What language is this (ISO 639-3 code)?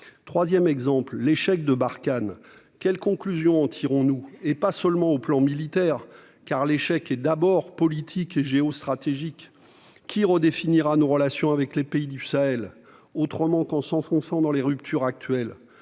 fra